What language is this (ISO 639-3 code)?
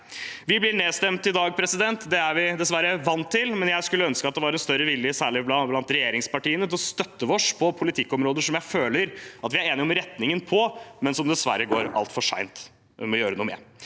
nor